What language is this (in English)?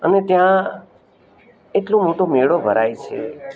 Gujarati